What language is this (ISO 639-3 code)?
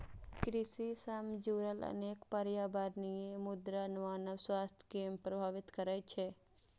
mai